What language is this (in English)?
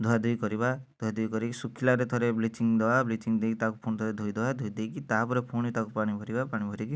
Odia